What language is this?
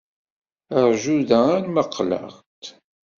Kabyle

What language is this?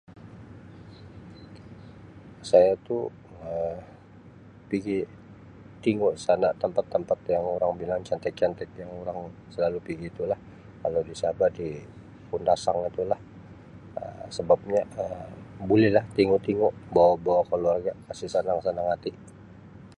Sabah Malay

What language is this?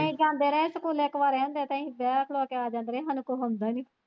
Punjabi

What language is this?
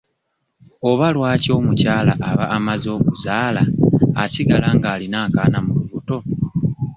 Ganda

